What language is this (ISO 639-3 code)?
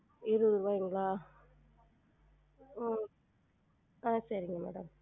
tam